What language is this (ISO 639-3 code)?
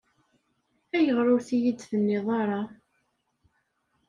kab